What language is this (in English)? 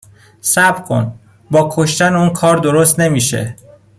Persian